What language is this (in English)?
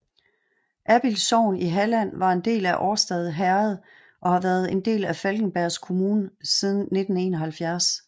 Danish